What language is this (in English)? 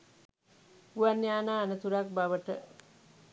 Sinhala